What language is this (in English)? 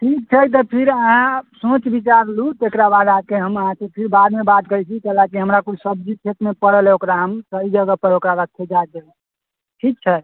Maithili